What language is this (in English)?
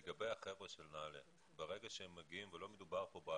Hebrew